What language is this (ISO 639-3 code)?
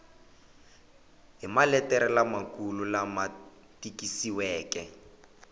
tso